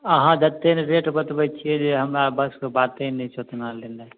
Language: Maithili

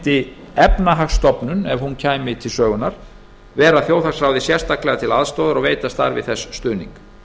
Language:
Icelandic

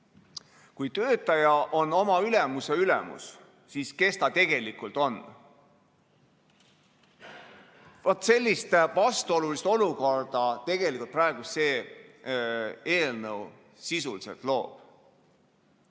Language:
Estonian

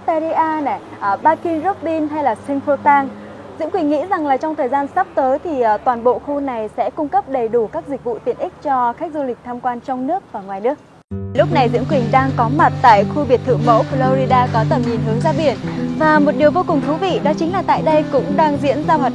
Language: Vietnamese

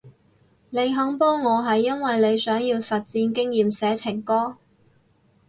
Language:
Cantonese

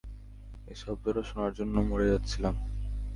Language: Bangla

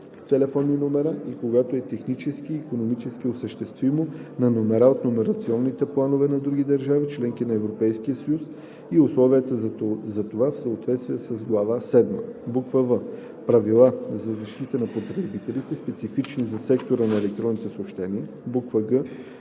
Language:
Bulgarian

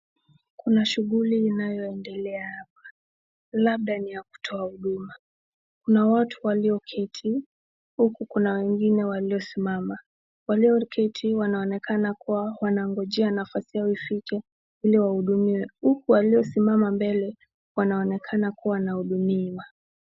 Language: Swahili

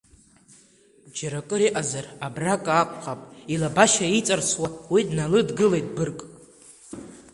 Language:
Abkhazian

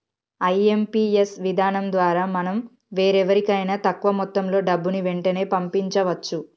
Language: Telugu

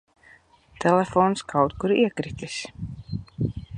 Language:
Latvian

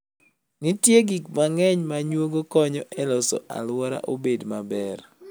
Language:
Luo (Kenya and Tanzania)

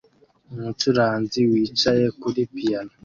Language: Kinyarwanda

